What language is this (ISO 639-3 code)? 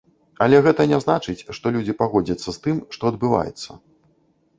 bel